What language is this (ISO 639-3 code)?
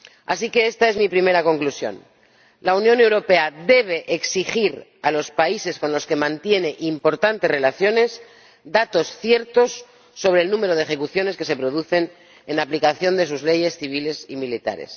spa